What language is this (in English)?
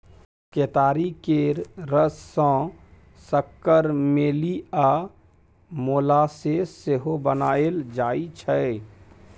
Maithili